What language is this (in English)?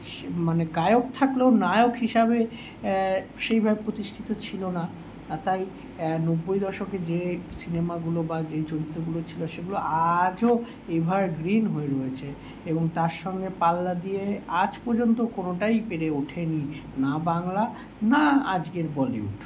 Bangla